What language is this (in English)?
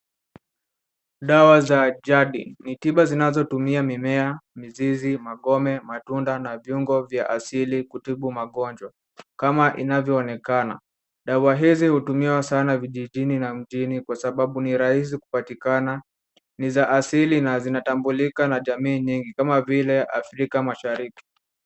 Swahili